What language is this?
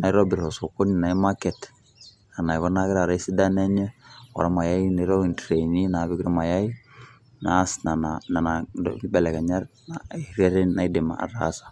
Masai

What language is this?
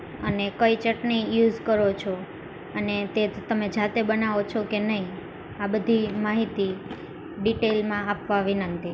Gujarati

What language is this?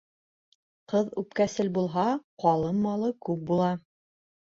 Bashkir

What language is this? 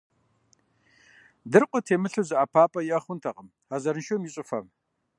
Kabardian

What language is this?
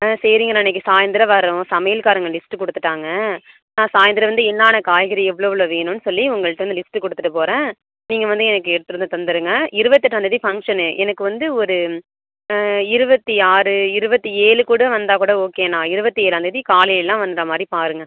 Tamil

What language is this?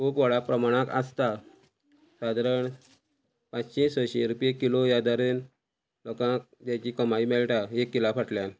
Konkani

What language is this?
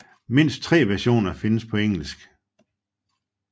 Danish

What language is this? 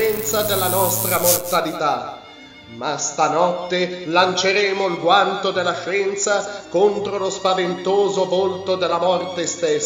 Italian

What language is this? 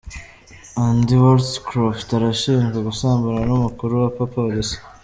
Kinyarwanda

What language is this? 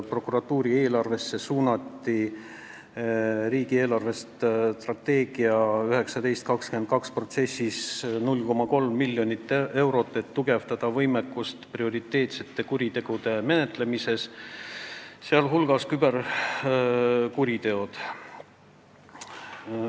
Estonian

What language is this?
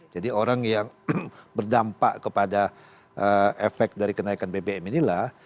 Indonesian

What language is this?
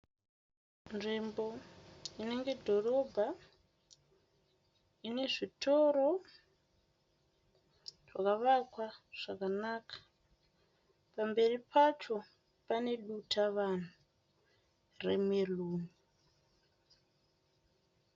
Shona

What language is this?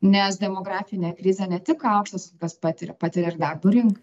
Lithuanian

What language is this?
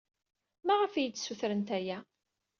Kabyle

